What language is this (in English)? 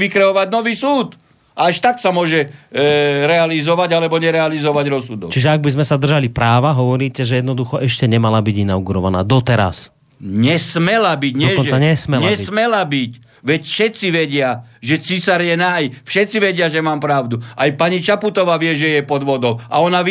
Slovak